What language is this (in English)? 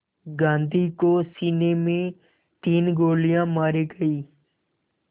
Hindi